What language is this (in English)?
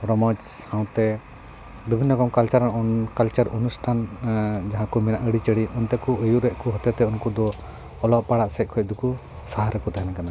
Santali